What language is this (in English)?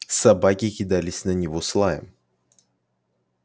Russian